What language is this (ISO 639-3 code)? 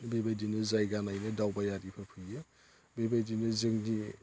brx